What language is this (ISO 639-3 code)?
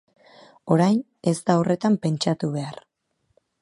eus